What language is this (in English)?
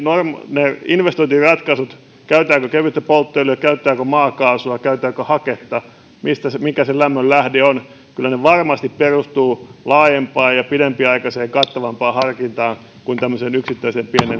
Finnish